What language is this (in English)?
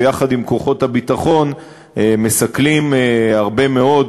Hebrew